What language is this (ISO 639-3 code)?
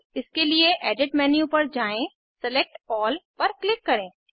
hin